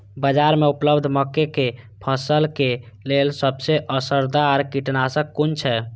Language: Maithili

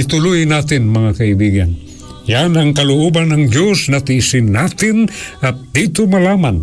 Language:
Filipino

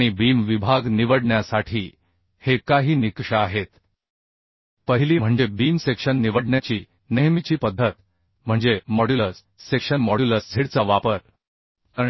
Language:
Marathi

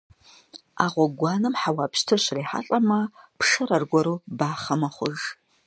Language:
Kabardian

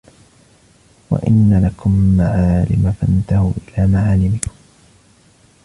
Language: Arabic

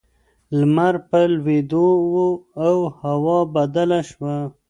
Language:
Pashto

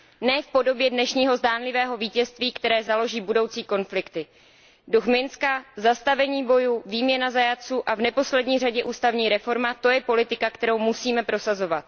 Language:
Czech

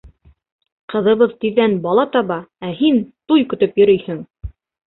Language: Bashkir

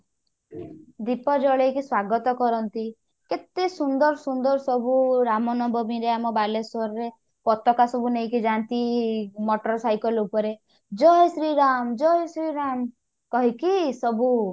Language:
Odia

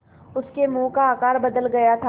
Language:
Hindi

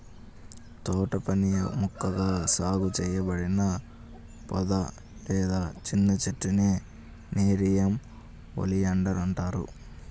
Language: Telugu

